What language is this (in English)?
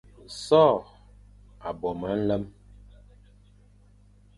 Fang